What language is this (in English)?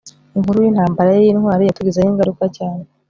Kinyarwanda